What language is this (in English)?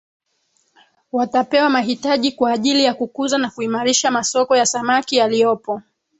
Swahili